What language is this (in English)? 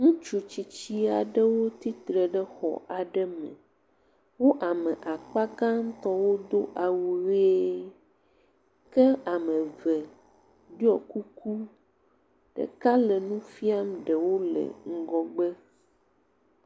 Ewe